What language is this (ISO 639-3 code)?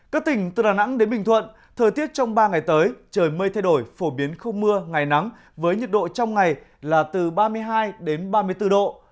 vie